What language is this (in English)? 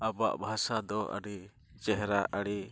Santali